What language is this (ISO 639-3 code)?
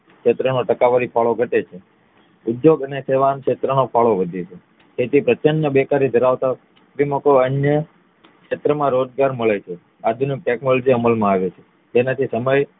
guj